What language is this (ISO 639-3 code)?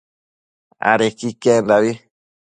mcf